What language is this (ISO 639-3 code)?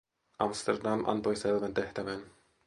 fin